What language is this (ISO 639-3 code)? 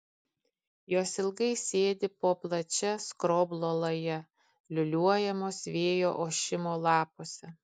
lit